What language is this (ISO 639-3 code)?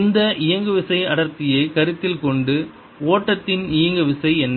tam